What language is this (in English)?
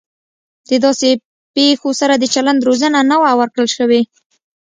Pashto